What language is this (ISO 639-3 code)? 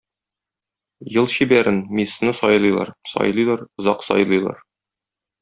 tat